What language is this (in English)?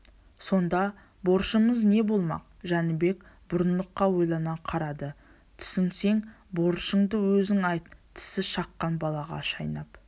Kazakh